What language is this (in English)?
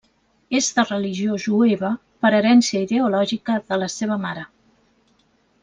Catalan